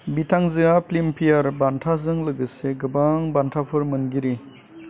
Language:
Bodo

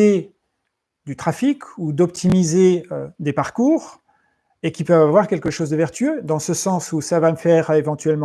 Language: French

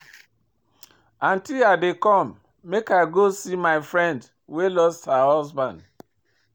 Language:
Nigerian Pidgin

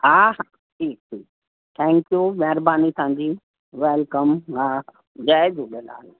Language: Sindhi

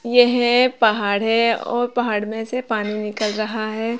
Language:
Hindi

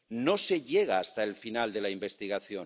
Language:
Spanish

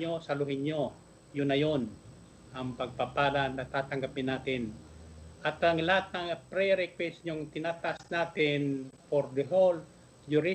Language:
Filipino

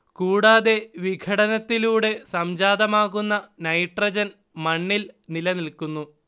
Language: Malayalam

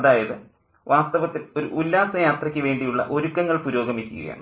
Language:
Malayalam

